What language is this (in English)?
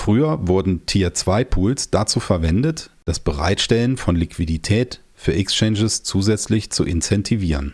German